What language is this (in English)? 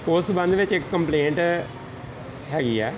Punjabi